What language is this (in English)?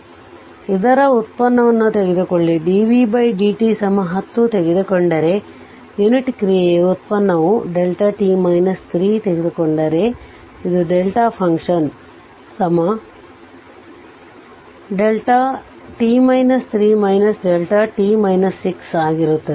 Kannada